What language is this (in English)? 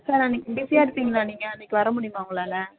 Tamil